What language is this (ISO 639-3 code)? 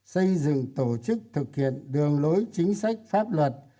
vie